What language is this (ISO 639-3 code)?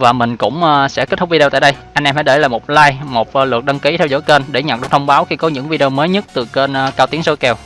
vie